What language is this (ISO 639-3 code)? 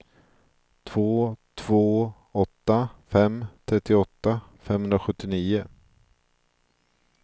swe